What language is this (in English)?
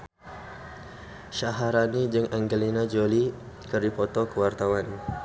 Sundanese